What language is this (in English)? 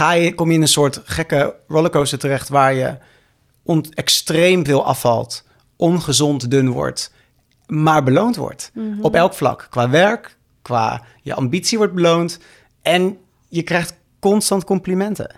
Dutch